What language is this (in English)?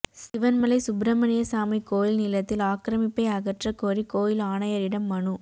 Tamil